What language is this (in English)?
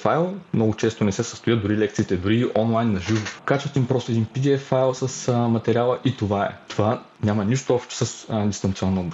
Bulgarian